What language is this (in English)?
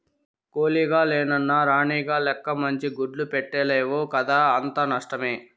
Telugu